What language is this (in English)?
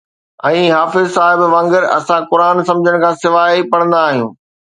Sindhi